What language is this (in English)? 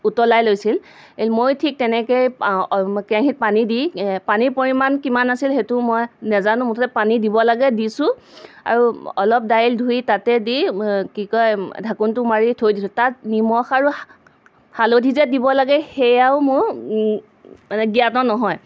Assamese